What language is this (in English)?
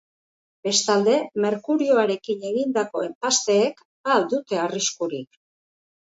Basque